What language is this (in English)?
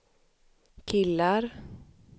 Swedish